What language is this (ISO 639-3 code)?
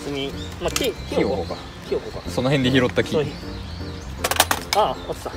jpn